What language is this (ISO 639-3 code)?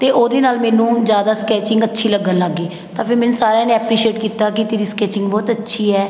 pan